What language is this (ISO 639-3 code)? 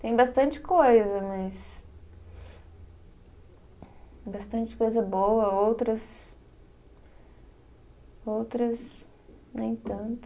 por